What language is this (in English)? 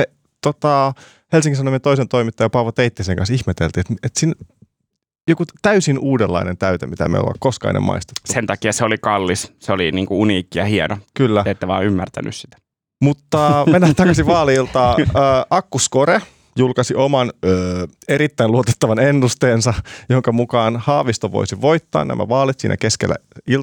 Finnish